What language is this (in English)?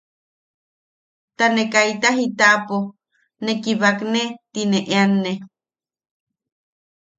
Yaqui